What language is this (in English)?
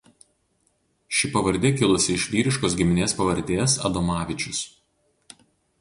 Lithuanian